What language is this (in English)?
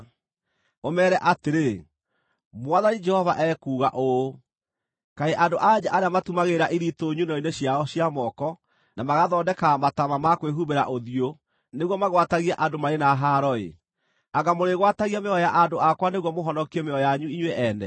Kikuyu